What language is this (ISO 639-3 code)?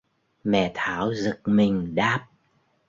vie